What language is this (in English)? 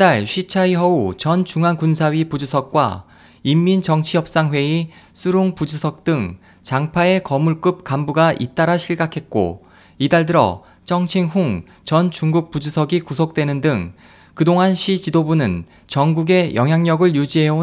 Korean